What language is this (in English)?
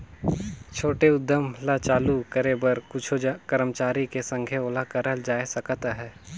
Chhattisgarhi